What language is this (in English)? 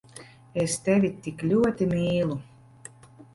Latvian